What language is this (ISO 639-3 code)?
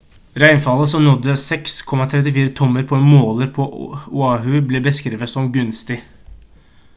nob